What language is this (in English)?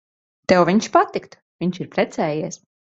Latvian